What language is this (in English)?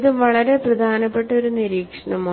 Malayalam